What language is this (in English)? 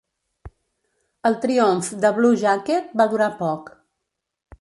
Catalan